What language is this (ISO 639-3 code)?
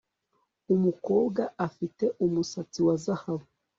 kin